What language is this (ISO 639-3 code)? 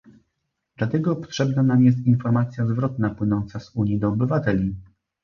pol